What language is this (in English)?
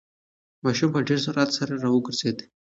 Pashto